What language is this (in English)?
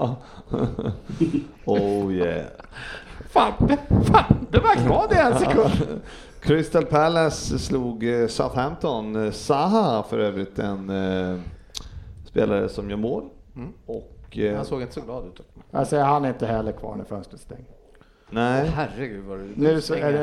Swedish